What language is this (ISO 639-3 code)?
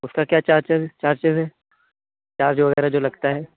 urd